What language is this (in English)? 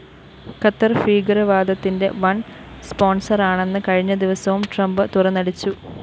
Malayalam